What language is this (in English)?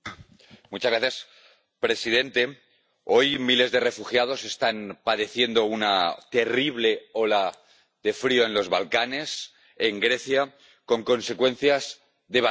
Spanish